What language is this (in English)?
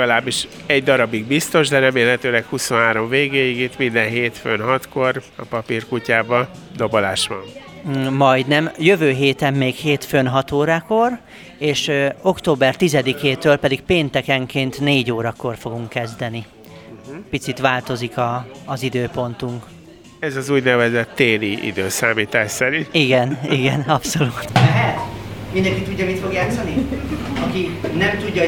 Hungarian